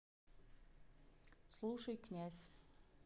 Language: Russian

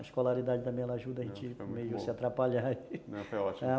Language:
Portuguese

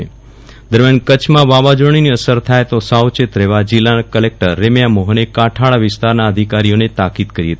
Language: Gujarati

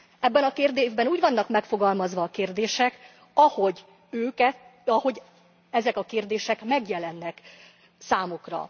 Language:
Hungarian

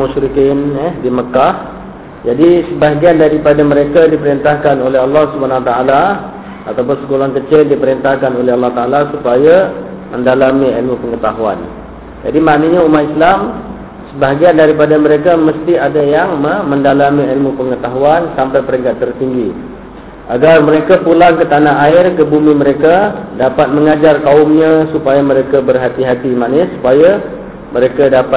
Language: Malay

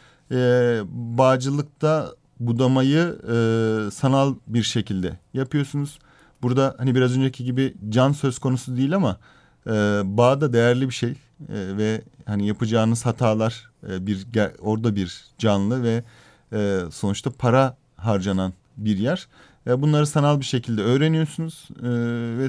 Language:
Turkish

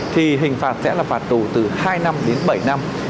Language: Vietnamese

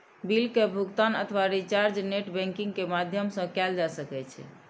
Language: Maithili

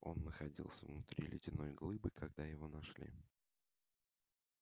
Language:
Russian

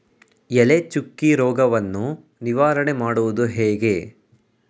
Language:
Kannada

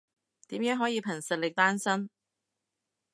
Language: Cantonese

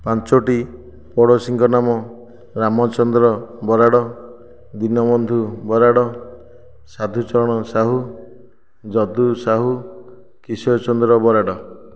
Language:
Odia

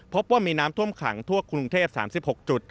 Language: Thai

